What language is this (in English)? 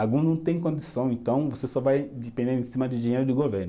Portuguese